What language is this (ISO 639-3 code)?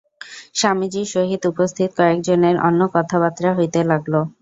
ben